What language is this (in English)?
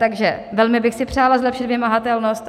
Czech